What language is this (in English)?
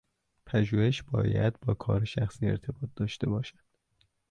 Persian